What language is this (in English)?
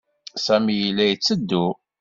Kabyle